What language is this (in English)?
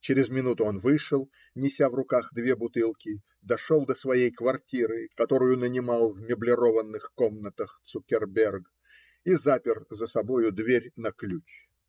Russian